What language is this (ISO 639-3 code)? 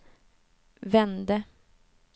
swe